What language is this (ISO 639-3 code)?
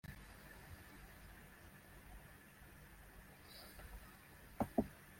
kab